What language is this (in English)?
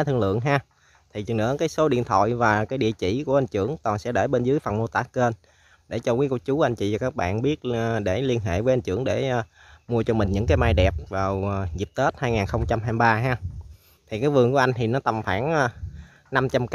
Vietnamese